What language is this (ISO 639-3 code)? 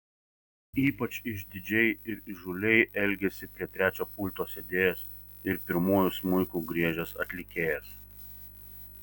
lit